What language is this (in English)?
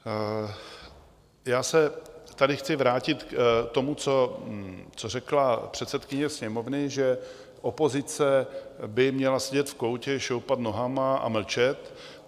Czech